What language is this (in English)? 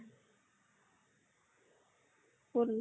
Assamese